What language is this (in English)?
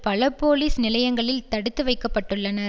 Tamil